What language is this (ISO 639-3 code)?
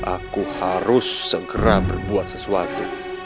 ind